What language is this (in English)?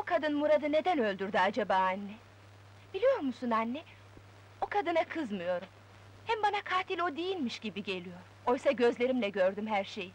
Turkish